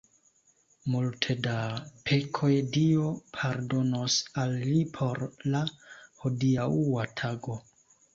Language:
Esperanto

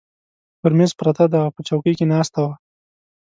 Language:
Pashto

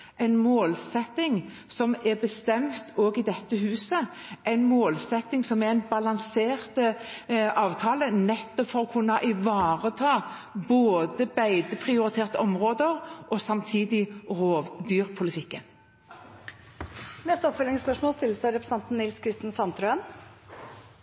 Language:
Norwegian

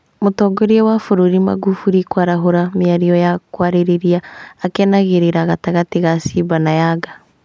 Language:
Kikuyu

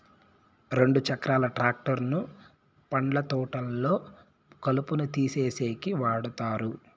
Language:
Telugu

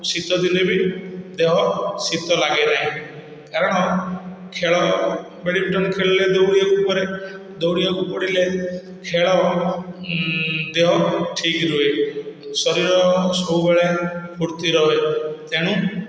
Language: Odia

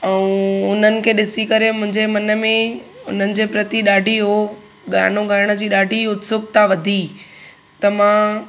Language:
Sindhi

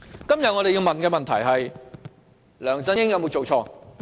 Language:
Cantonese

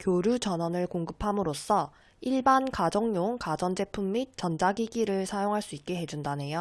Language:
Korean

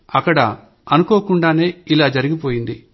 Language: Telugu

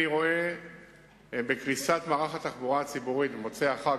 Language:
Hebrew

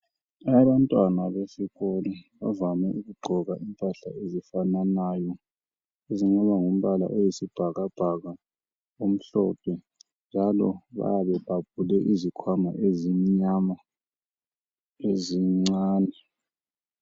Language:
North Ndebele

